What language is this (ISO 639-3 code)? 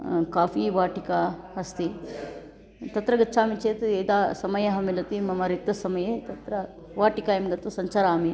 san